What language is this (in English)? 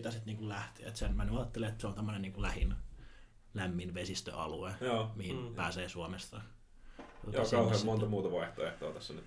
Finnish